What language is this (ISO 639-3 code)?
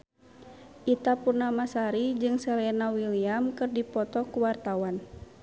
sun